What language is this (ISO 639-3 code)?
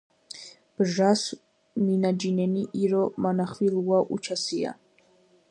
kat